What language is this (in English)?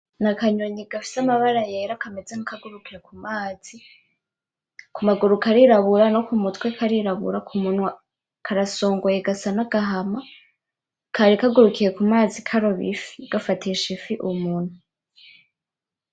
Rundi